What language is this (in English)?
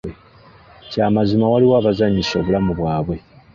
Ganda